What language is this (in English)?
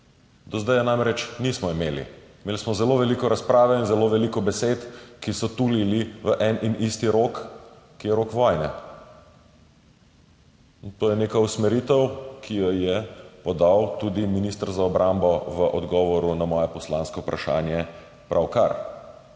Slovenian